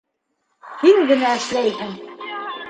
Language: Bashkir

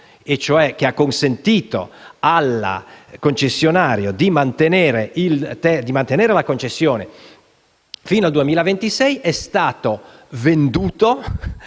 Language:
Italian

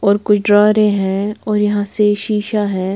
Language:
Hindi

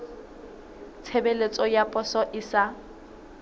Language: Southern Sotho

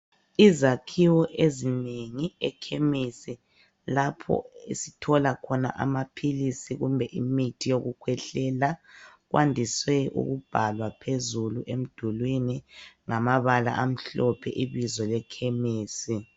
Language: North Ndebele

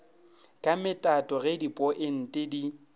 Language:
Northern Sotho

